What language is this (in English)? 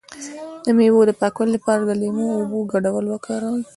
Pashto